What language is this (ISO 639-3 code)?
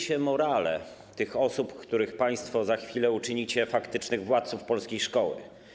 pol